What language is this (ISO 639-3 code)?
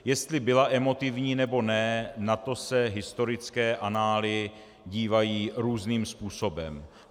ces